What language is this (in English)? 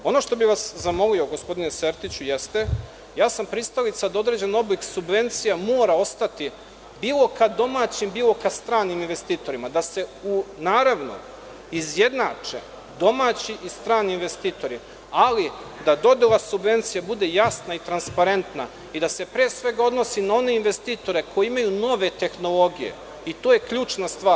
Serbian